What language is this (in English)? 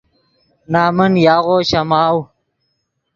Yidgha